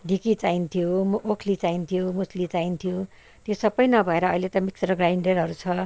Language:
Nepali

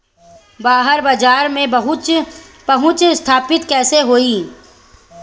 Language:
Bhojpuri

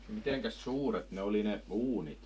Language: Finnish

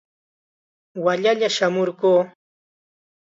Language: Chiquián Ancash Quechua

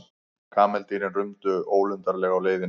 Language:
Icelandic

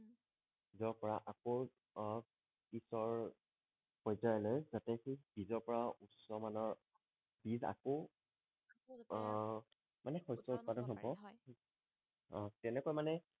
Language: Assamese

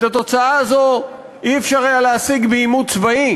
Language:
Hebrew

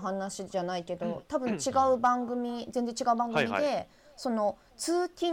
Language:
Japanese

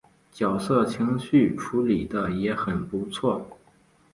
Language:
Chinese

